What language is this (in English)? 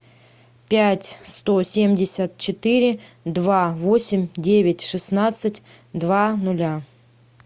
Russian